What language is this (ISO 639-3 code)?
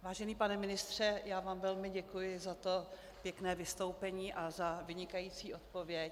ces